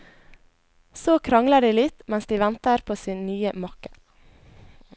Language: Norwegian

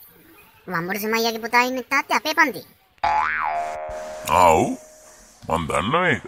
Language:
Thai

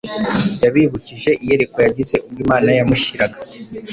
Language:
Kinyarwanda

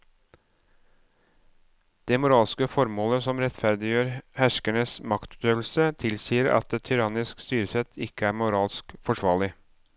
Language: Norwegian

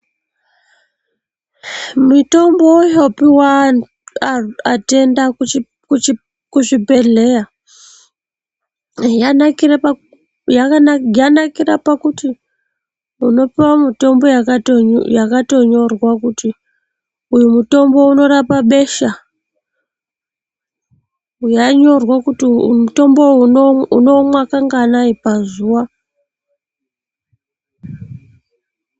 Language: Ndau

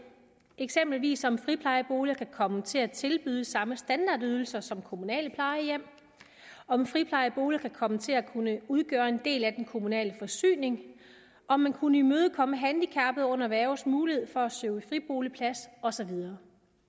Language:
Danish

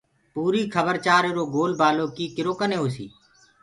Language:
Gurgula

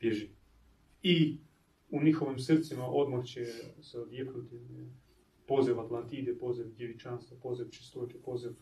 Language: Croatian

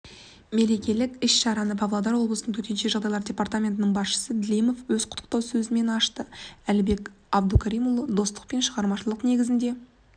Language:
Kazakh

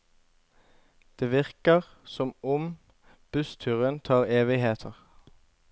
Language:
Norwegian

